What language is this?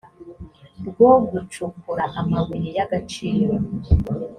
Kinyarwanda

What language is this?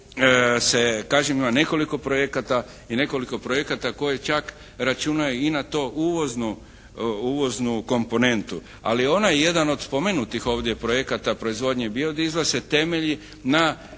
Croatian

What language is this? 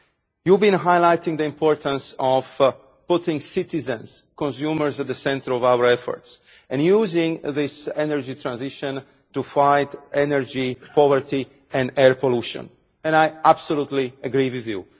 English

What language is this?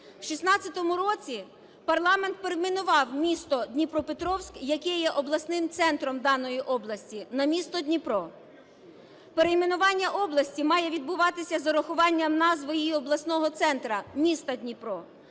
Ukrainian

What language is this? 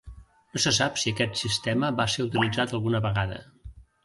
Catalan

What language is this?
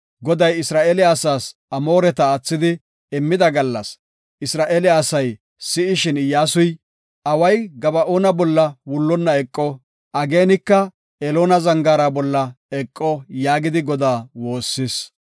Gofa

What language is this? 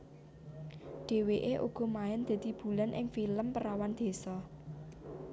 Javanese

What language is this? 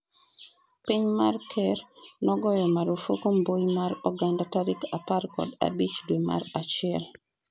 Luo (Kenya and Tanzania)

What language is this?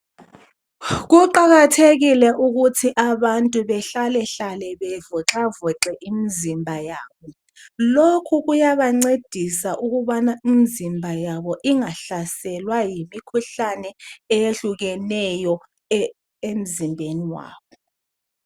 North Ndebele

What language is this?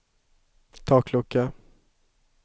Swedish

